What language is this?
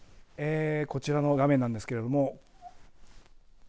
Japanese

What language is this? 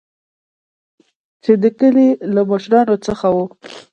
Pashto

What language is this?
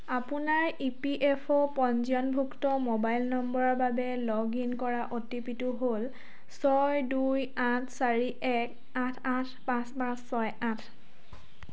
Assamese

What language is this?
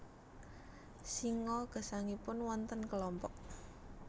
Javanese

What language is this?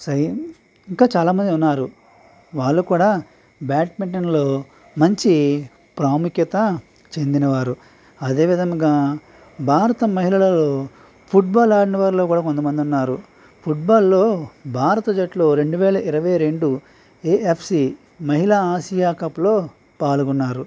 Telugu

